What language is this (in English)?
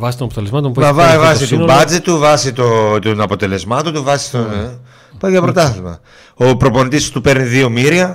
Greek